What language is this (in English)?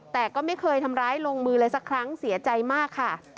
Thai